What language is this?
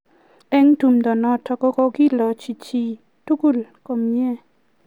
Kalenjin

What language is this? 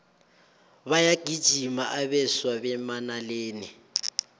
South Ndebele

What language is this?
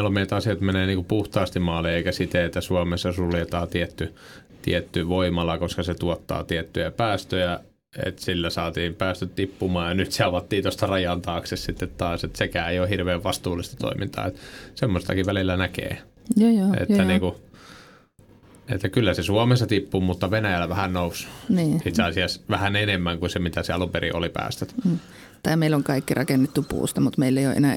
Finnish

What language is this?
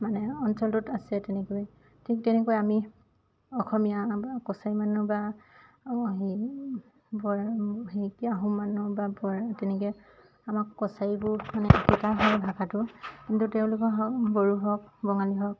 Assamese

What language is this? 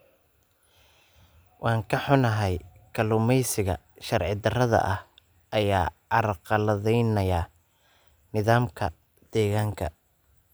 Somali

